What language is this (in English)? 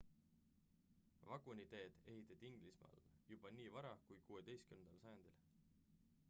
Estonian